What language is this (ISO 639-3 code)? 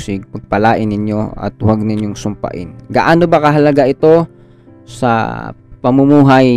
fil